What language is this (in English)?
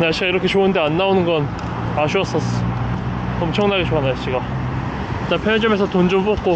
Korean